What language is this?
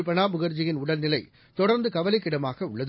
Tamil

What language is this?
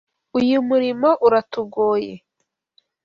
Kinyarwanda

